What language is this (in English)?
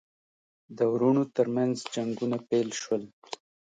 Pashto